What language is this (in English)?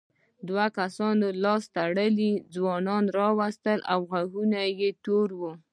Pashto